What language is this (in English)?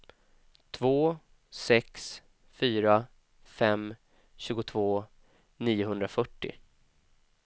Swedish